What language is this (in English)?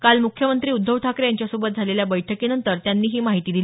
Marathi